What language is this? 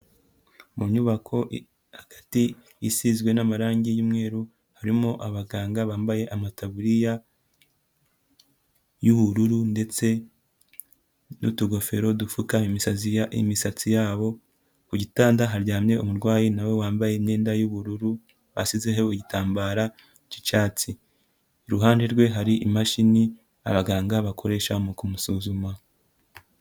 Kinyarwanda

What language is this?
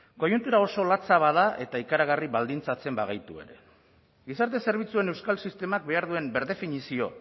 Basque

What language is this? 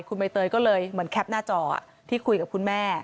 Thai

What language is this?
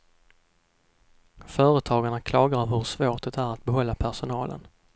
Swedish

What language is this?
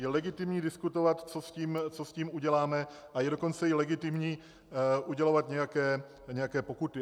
Czech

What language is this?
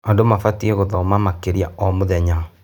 Kikuyu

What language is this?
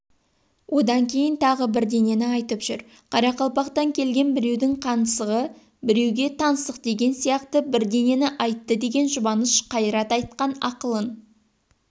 Kazakh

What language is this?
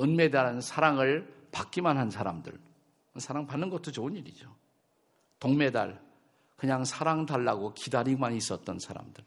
Korean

